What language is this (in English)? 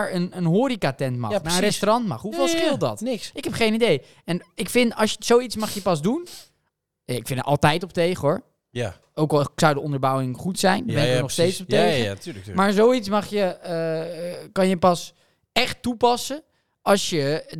Dutch